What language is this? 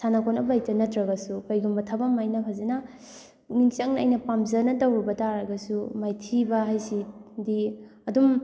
Manipuri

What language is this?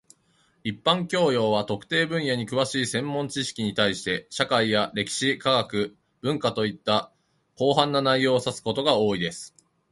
Japanese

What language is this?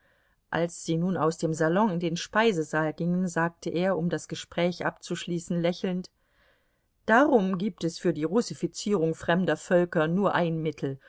German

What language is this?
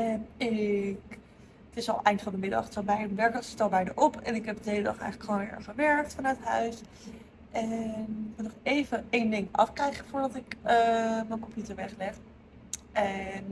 Dutch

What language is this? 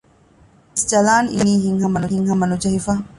Divehi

